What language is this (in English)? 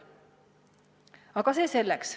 Estonian